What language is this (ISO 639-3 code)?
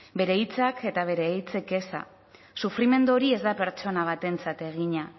eus